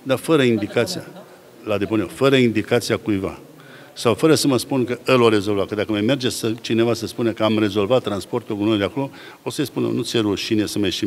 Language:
Romanian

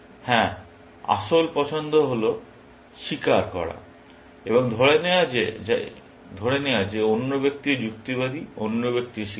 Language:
Bangla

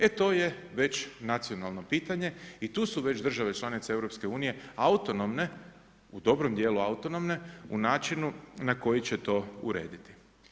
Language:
Croatian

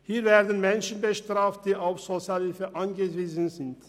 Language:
Swiss German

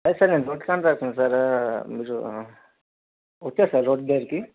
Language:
Telugu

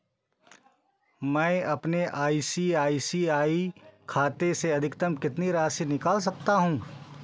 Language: Hindi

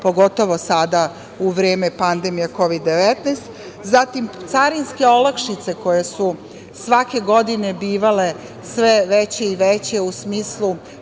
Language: Serbian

